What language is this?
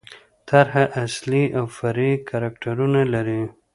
Pashto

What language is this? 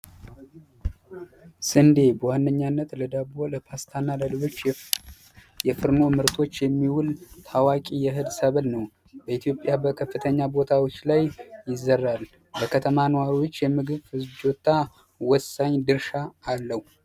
Amharic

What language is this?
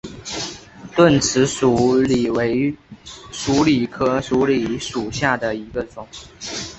Chinese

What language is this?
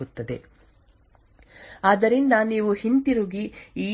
Kannada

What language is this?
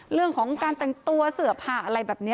Thai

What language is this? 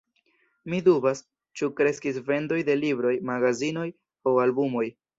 Esperanto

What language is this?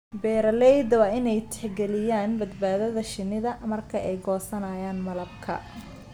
Somali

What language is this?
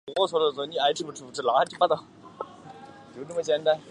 Chinese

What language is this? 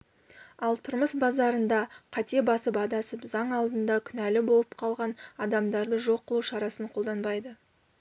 Kazakh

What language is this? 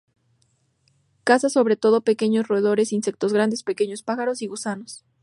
Spanish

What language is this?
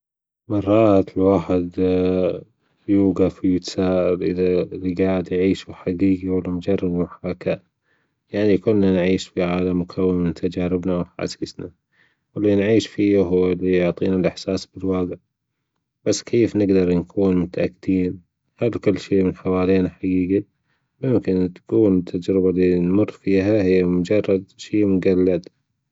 Gulf Arabic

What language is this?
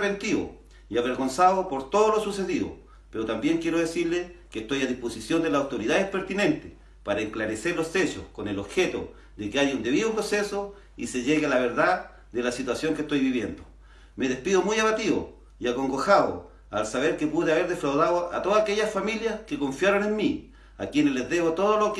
Spanish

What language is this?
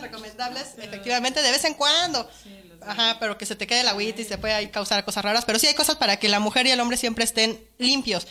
Spanish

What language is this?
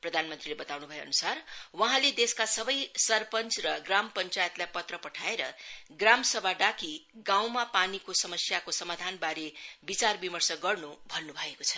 Nepali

